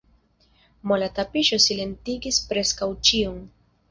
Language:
Esperanto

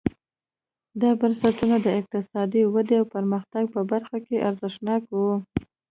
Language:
Pashto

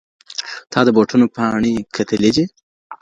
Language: Pashto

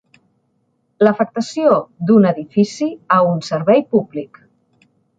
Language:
Catalan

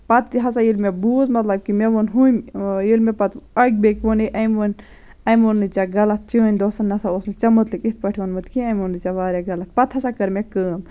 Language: Kashmiri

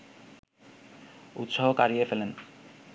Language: Bangla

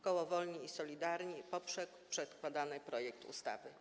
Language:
Polish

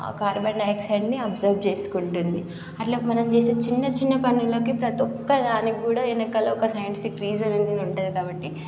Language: Telugu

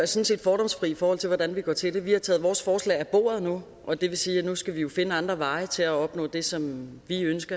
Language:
Danish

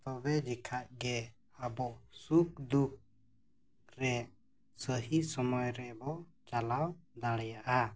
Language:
Santali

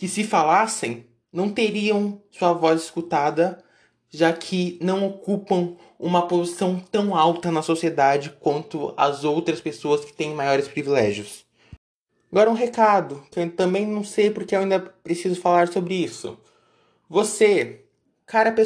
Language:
Portuguese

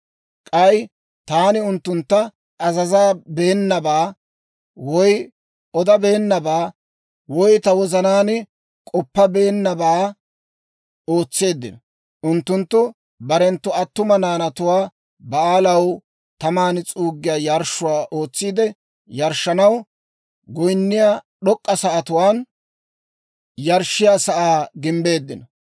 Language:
Dawro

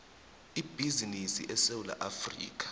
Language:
South Ndebele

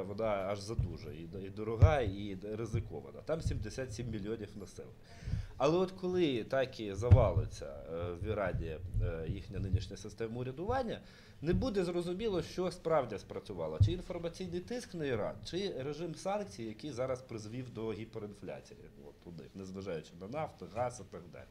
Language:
Ukrainian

